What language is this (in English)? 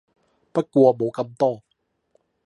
Cantonese